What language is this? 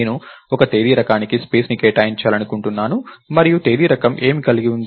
Telugu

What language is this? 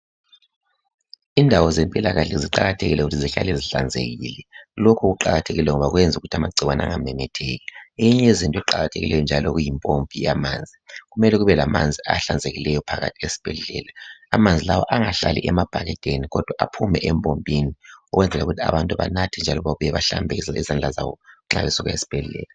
North Ndebele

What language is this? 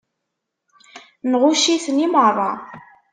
Kabyle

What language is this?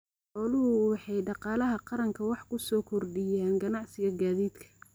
Somali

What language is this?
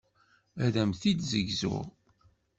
Kabyle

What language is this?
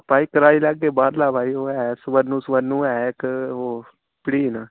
Dogri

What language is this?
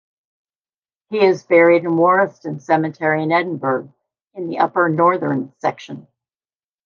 English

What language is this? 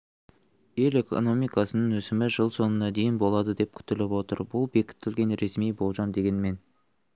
Kazakh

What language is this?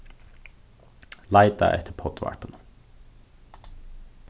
Faroese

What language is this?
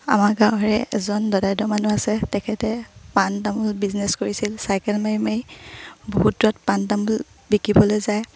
Assamese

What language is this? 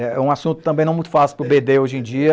Portuguese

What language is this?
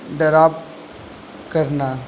Urdu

